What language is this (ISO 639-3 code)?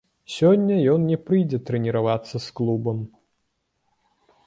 bel